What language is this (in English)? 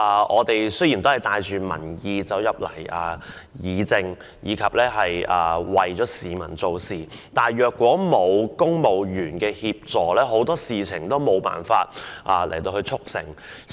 Cantonese